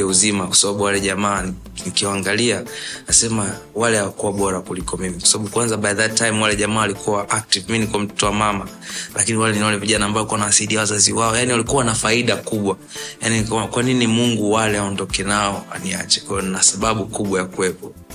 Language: Swahili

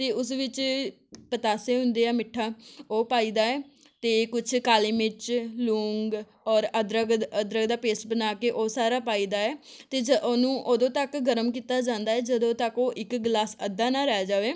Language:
Punjabi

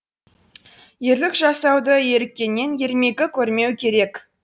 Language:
Kazakh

